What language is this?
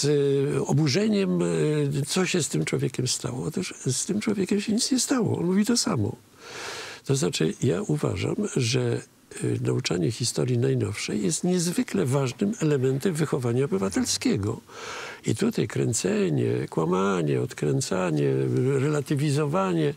Polish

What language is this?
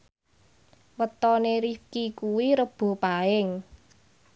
Javanese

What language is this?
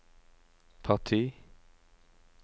Norwegian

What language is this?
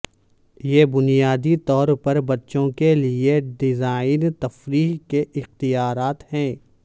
Urdu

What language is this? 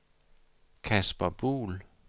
Danish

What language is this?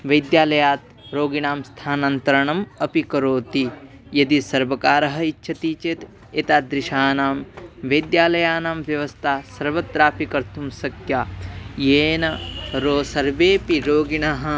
Sanskrit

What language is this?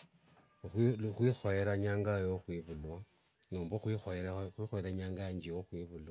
Wanga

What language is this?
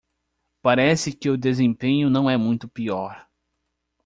Portuguese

